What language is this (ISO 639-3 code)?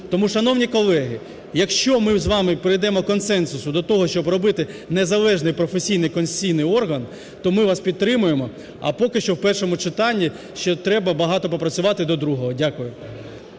ukr